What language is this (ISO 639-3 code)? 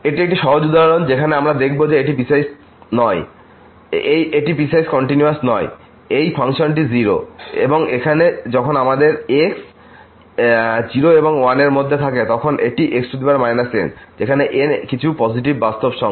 ben